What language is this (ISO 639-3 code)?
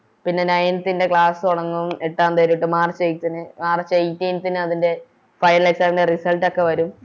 mal